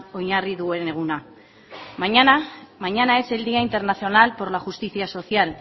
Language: Spanish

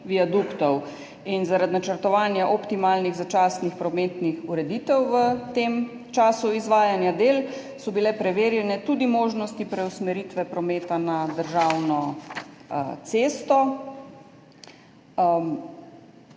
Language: Slovenian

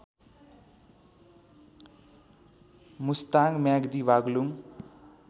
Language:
Nepali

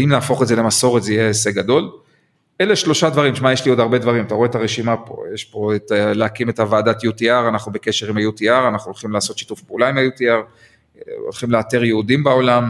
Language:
Hebrew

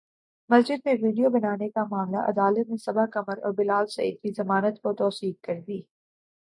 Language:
Urdu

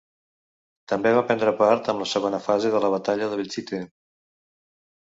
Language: Catalan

